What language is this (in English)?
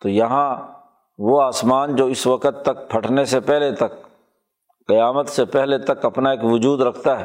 Urdu